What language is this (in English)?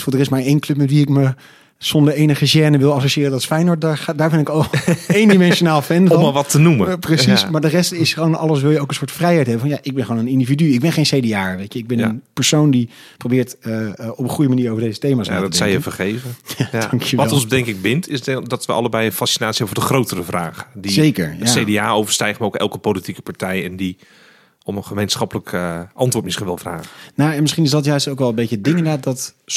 Dutch